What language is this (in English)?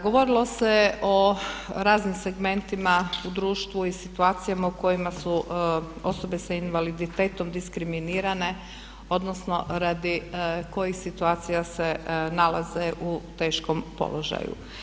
Croatian